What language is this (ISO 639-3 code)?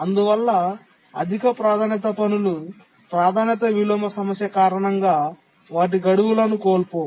tel